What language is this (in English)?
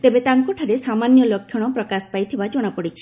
Odia